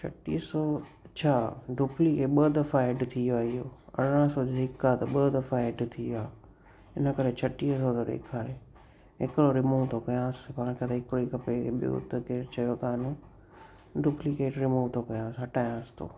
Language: Sindhi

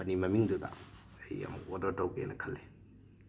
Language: Manipuri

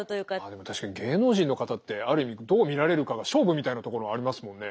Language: Japanese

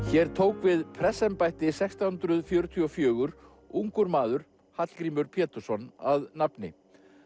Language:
Icelandic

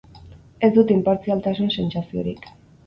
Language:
Basque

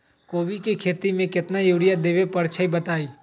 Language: Magahi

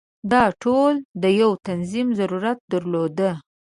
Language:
Pashto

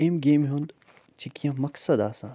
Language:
Kashmiri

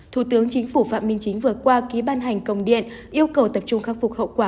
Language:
Vietnamese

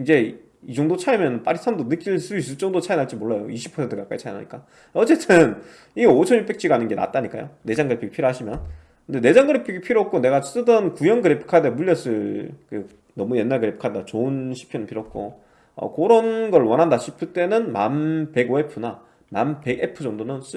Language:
Korean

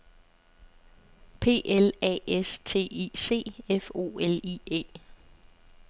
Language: Danish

